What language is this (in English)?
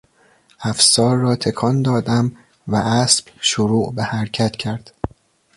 Persian